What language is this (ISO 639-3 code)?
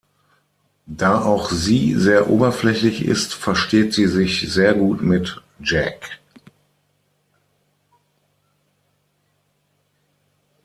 deu